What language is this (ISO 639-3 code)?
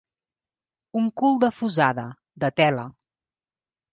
cat